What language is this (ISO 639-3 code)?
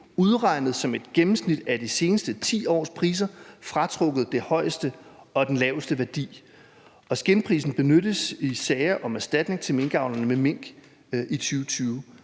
dan